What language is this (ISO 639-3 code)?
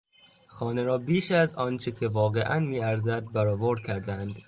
fas